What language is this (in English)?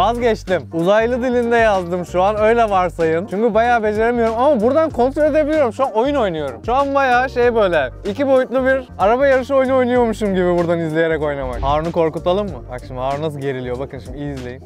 Turkish